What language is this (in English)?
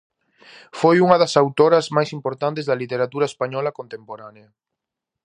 Galician